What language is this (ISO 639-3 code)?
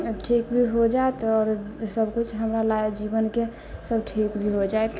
mai